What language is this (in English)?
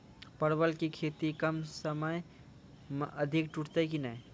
Maithili